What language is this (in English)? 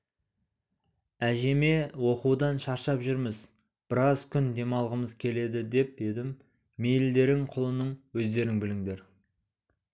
Kazakh